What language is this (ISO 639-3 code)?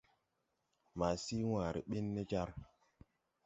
tui